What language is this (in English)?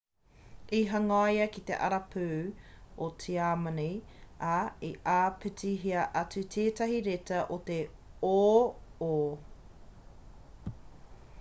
Māori